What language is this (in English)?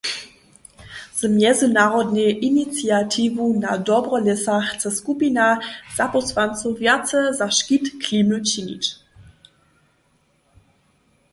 Upper Sorbian